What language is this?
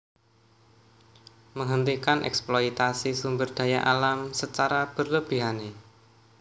Javanese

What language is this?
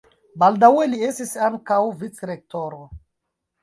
Esperanto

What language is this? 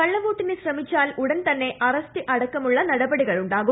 Malayalam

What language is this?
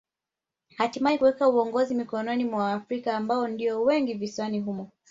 Swahili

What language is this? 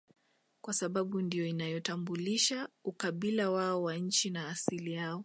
Swahili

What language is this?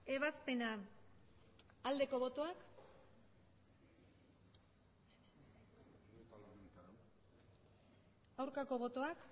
Basque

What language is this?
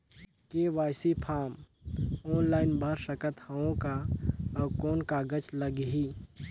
Chhattisgarhi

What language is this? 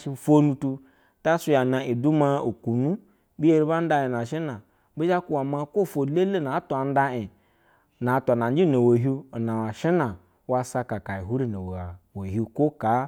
Basa (Nigeria)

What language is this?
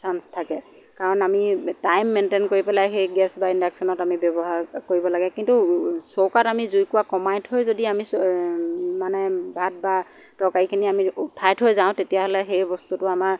Assamese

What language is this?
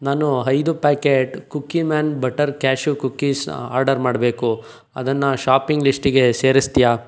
Kannada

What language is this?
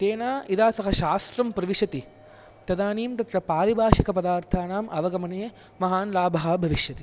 Sanskrit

